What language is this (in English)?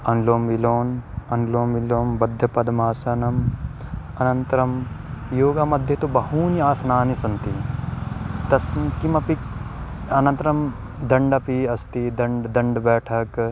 Sanskrit